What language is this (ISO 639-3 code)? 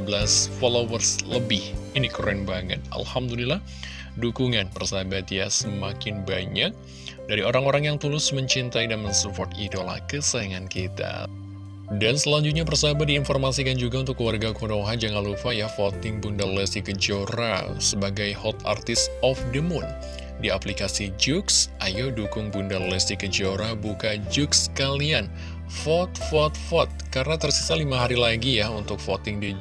ind